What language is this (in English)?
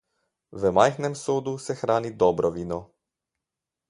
Slovenian